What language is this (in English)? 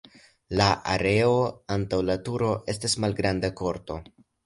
Esperanto